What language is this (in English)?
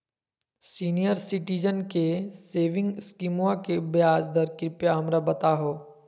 Magahi